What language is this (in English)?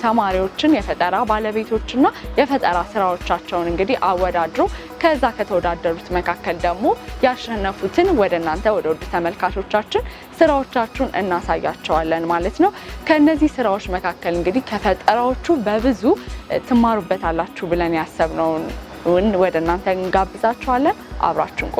Romanian